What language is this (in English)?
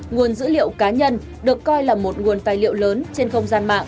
Vietnamese